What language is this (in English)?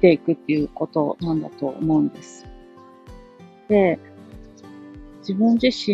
Japanese